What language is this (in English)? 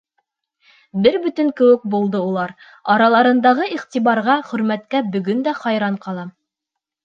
Bashkir